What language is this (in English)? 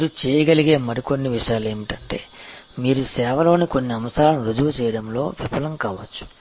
Telugu